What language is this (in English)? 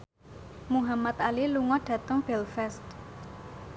Javanese